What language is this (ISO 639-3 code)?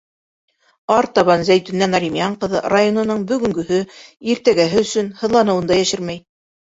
bak